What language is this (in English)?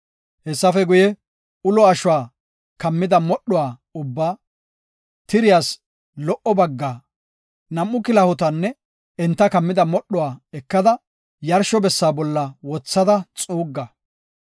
Gofa